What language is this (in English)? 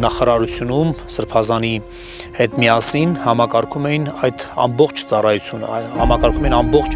Romanian